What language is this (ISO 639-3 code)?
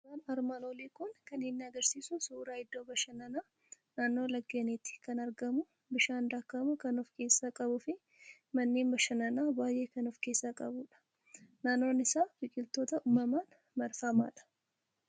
orm